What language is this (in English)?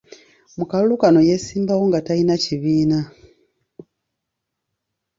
Ganda